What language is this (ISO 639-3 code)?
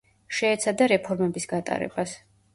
kat